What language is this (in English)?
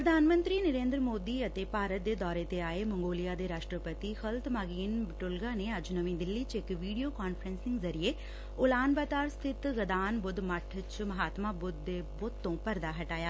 Punjabi